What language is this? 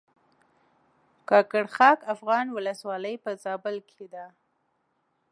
Pashto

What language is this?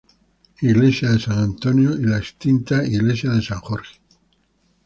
Spanish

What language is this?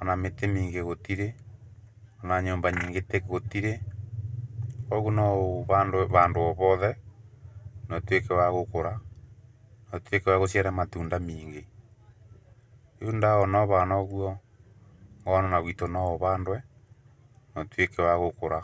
Kikuyu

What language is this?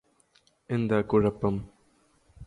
Malayalam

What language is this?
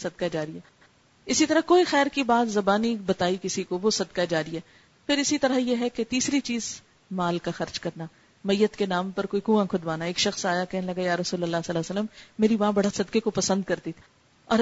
Urdu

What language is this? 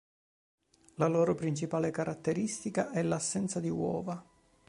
Italian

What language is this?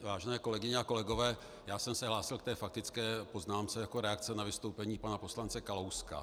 Czech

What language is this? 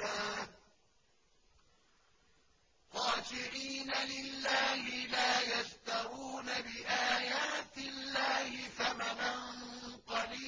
Arabic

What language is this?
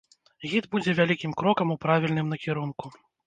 Belarusian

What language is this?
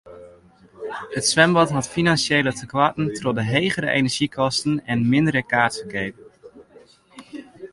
Western Frisian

